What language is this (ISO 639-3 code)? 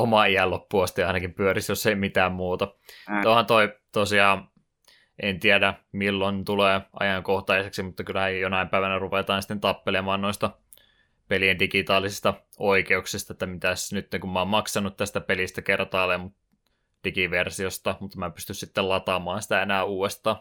fin